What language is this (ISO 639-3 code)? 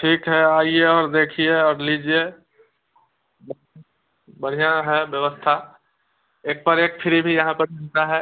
hin